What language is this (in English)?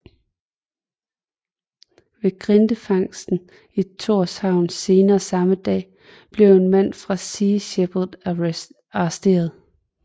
Danish